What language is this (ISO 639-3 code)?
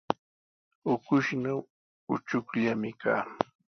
qws